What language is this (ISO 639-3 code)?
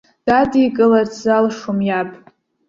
abk